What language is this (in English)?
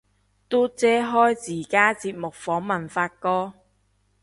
Cantonese